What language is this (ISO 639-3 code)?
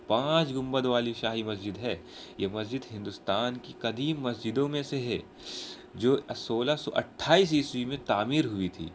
urd